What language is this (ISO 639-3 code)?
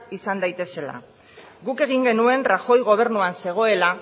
eus